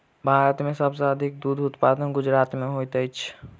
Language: Maithili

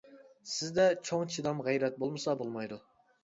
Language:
Uyghur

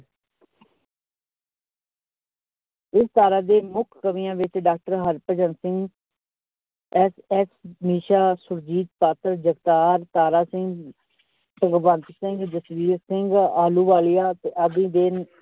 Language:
Punjabi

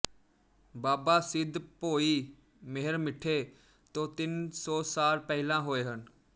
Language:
Punjabi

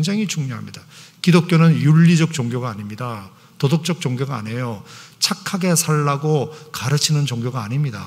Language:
Korean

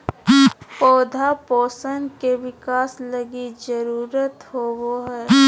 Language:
Magahi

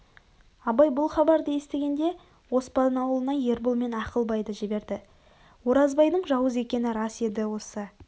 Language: Kazakh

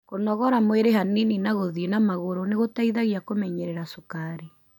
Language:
Kikuyu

